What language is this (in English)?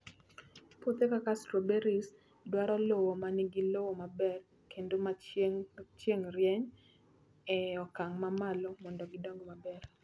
Luo (Kenya and Tanzania)